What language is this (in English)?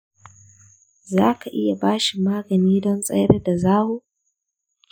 Hausa